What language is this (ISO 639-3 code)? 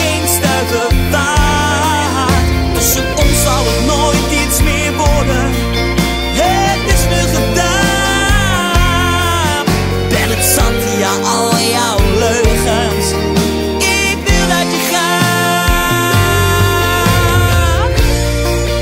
nld